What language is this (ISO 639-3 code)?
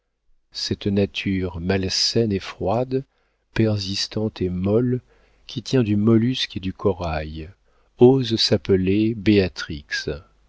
fra